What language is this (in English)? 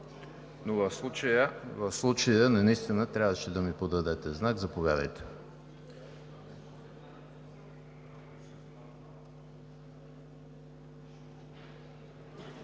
Bulgarian